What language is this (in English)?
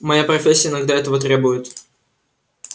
Russian